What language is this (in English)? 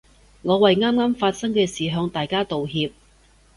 Cantonese